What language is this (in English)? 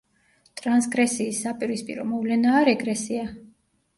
Georgian